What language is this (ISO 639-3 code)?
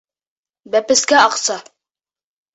bak